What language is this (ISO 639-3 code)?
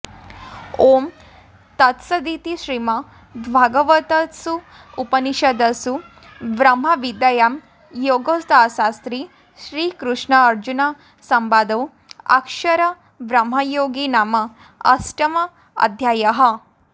san